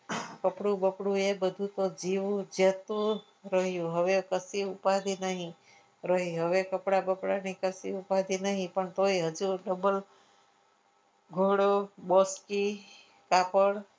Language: Gujarati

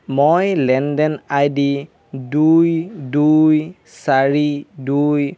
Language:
Assamese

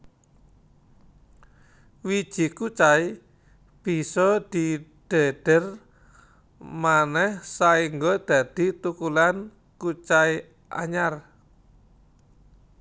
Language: Javanese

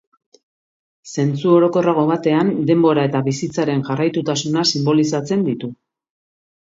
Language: Basque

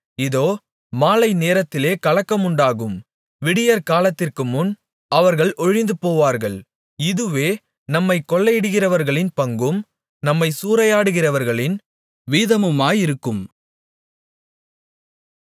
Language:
Tamil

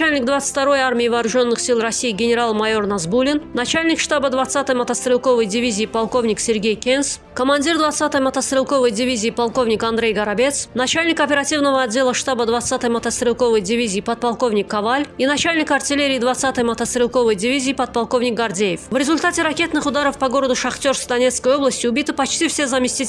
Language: Russian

